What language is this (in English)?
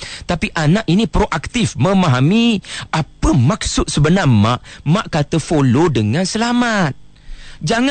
Malay